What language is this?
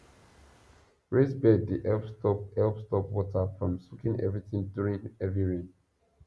Nigerian Pidgin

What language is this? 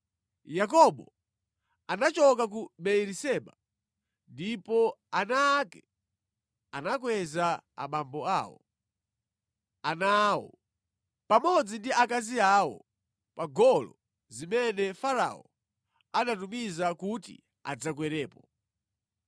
Nyanja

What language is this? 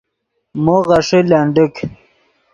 Yidgha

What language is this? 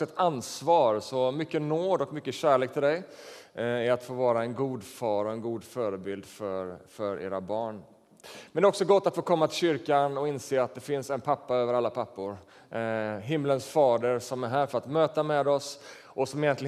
Swedish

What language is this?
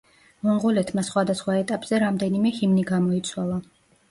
Georgian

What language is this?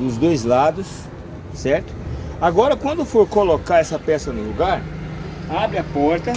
Portuguese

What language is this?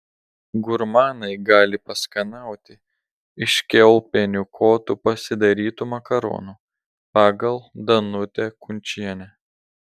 Lithuanian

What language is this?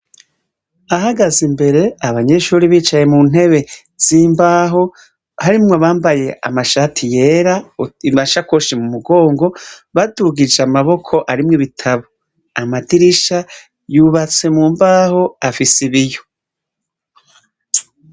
Rundi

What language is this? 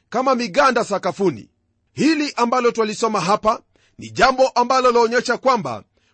Swahili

